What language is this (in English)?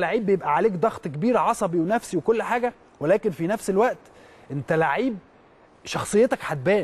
Arabic